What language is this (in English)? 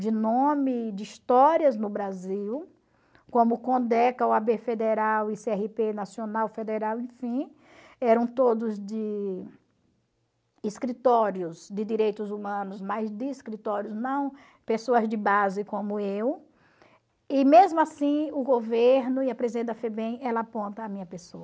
Portuguese